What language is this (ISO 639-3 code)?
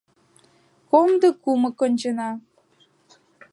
chm